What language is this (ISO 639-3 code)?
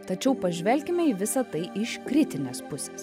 lit